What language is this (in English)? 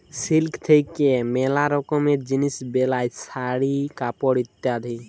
Bangla